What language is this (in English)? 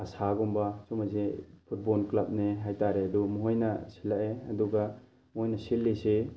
Manipuri